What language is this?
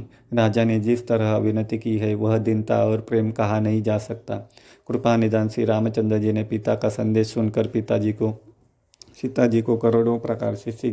Hindi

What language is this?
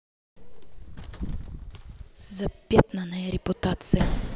Russian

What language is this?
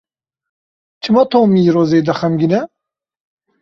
Kurdish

